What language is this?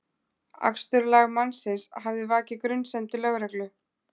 Icelandic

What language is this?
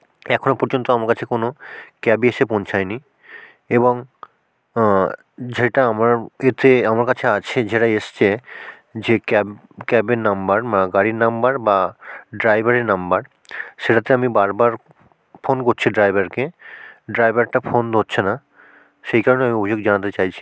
Bangla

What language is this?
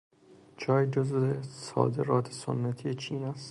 Persian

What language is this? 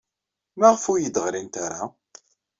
Kabyle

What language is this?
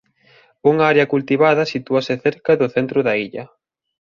Galician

